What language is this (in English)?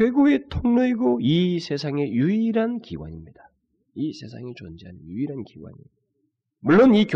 Korean